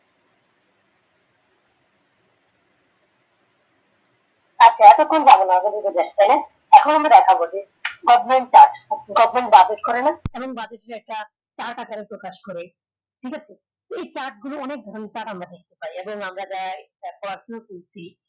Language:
Bangla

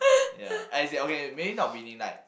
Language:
English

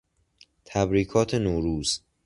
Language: Persian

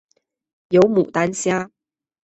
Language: Chinese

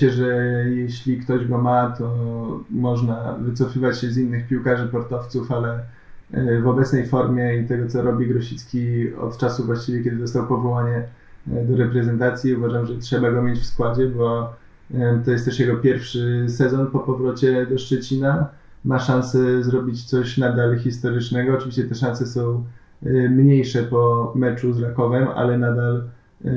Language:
Polish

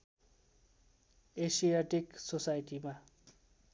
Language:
Nepali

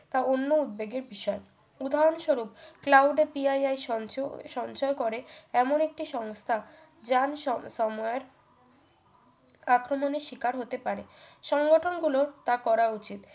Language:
Bangla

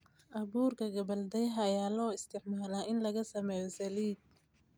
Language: Somali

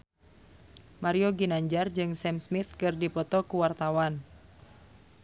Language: Sundanese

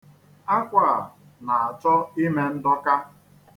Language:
Igbo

